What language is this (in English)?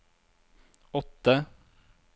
Norwegian